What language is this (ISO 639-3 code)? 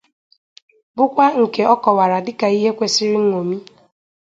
ibo